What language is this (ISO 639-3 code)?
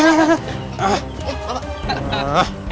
ind